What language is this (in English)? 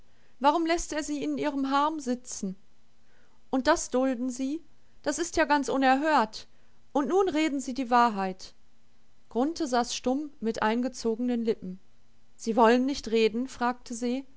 German